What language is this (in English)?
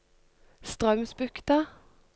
Norwegian